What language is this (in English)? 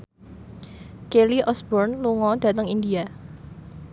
Javanese